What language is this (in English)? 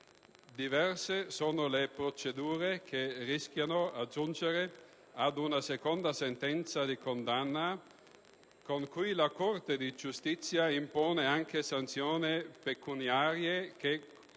Italian